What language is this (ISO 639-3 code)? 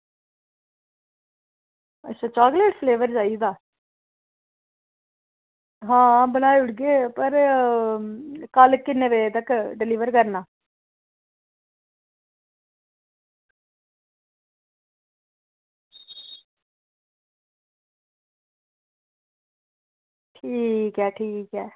doi